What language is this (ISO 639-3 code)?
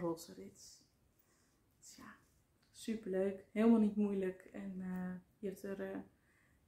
nld